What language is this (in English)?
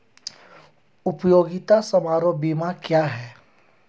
Hindi